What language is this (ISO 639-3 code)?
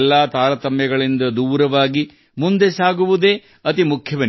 kan